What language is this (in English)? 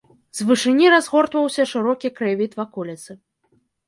Belarusian